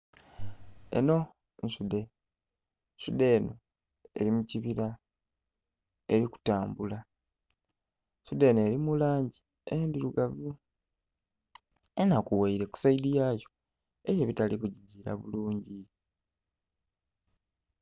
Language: Soga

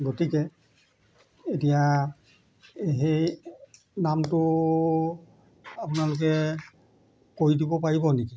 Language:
Assamese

